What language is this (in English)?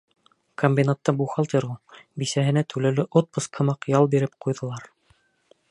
Bashkir